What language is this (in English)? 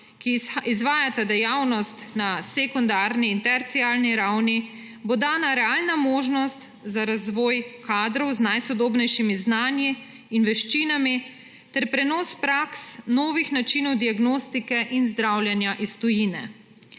Slovenian